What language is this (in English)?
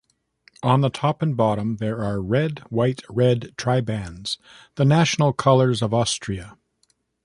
English